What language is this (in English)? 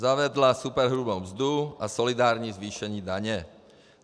Czech